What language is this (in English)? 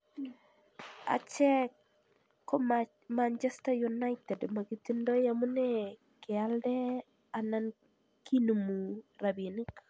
Kalenjin